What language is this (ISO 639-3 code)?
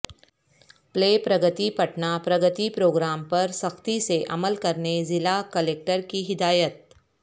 urd